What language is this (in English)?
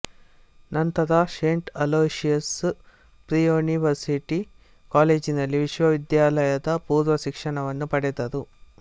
Kannada